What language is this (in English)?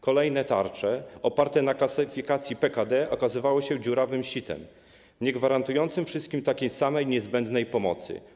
Polish